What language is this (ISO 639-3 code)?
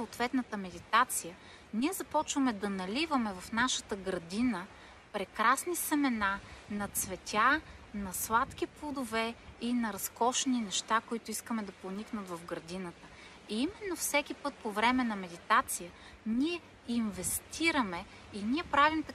bul